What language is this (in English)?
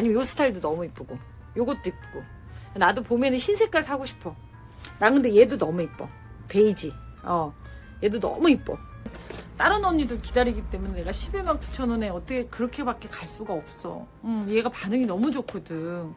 Korean